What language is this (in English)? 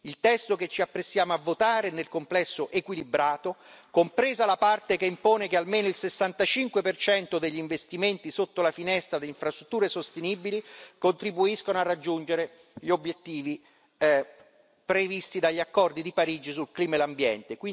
Italian